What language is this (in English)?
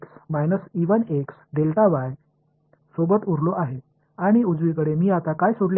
Marathi